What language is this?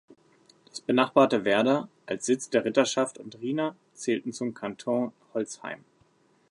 German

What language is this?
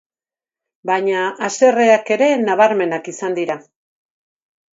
Basque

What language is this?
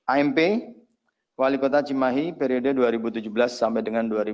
Indonesian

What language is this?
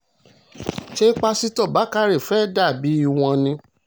Yoruba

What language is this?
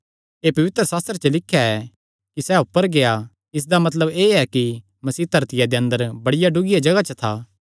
Kangri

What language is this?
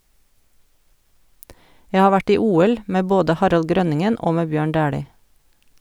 Norwegian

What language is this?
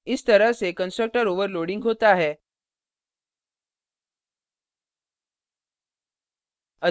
Hindi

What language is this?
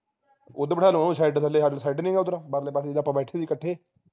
Punjabi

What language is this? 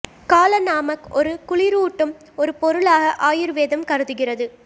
Tamil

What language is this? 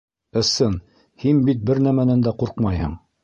Bashkir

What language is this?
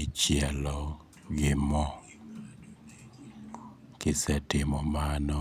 Luo (Kenya and Tanzania)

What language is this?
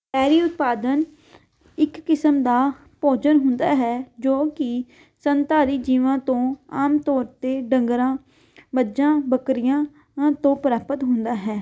Punjabi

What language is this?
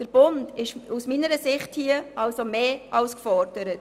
Swiss German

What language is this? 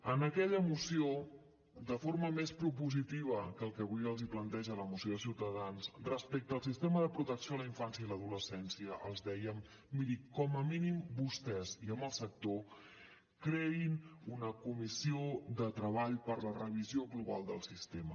Catalan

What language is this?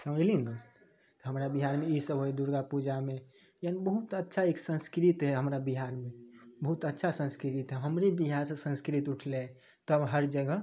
Maithili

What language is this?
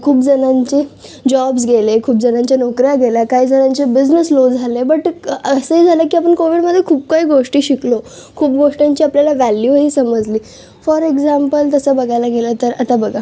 Marathi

